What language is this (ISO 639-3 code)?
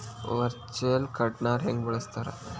kan